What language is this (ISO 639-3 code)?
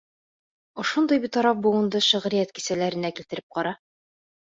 bak